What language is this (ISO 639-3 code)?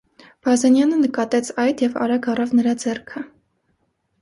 hye